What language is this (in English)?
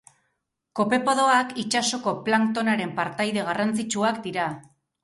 Basque